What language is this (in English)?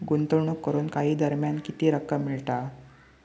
Marathi